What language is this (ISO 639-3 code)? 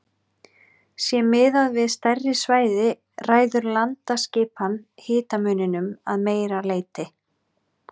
isl